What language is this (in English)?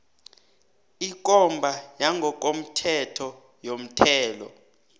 South Ndebele